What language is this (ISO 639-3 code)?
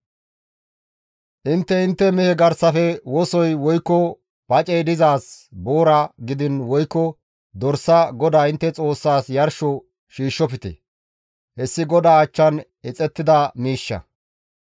gmv